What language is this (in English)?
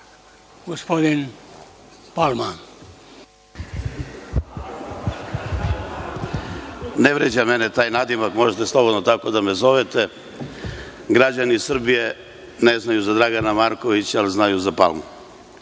Serbian